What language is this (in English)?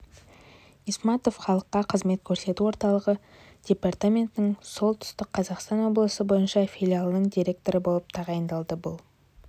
Kazakh